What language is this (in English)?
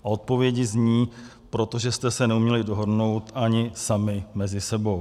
Czech